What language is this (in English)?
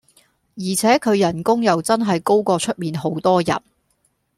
Cantonese